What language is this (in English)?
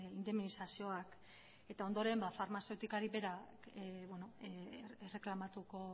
Basque